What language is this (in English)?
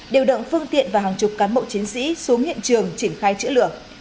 Vietnamese